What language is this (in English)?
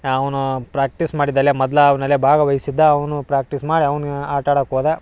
Kannada